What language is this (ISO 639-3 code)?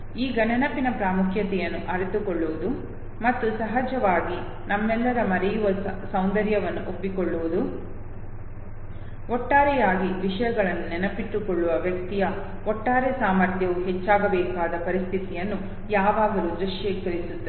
kan